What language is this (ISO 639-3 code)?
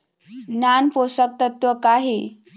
hne